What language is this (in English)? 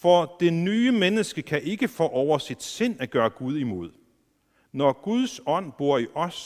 Danish